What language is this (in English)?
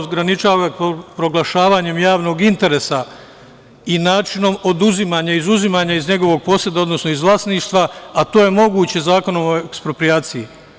Serbian